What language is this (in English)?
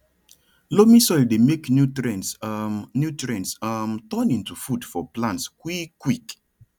Nigerian Pidgin